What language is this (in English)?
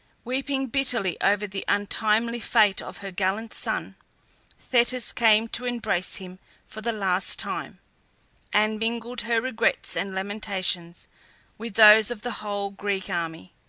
English